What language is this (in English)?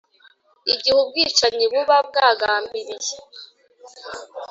Kinyarwanda